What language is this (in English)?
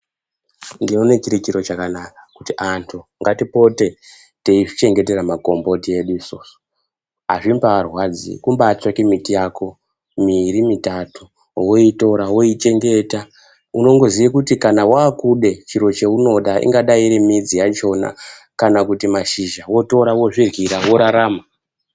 Ndau